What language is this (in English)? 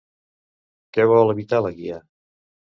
Catalan